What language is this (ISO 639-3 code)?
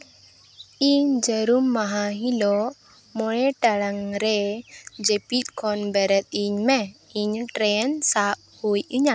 sat